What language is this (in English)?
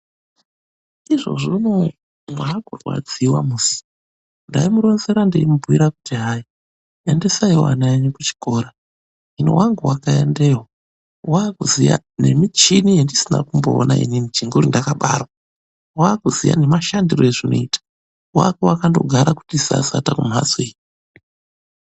Ndau